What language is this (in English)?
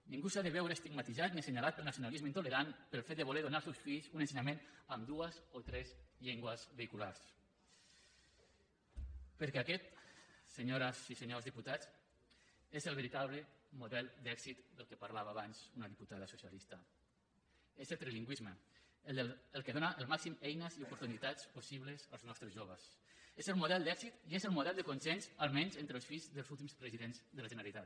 Catalan